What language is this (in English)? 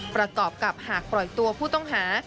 Thai